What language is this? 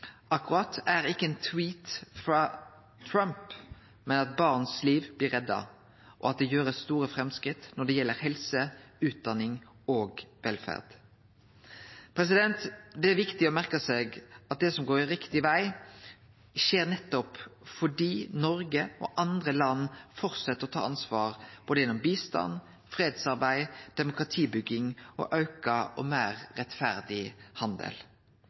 Norwegian Nynorsk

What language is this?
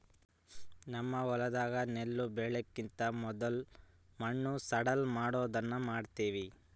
Kannada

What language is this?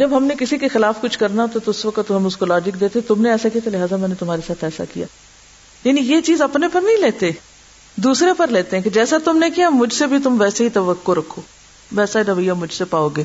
Urdu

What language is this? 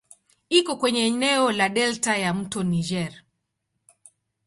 Swahili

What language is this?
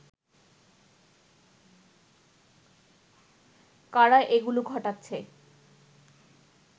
Bangla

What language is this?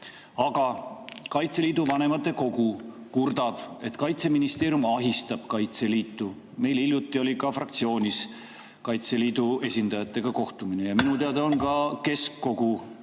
Estonian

